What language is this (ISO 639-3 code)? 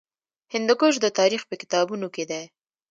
pus